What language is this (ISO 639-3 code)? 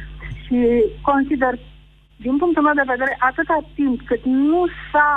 ron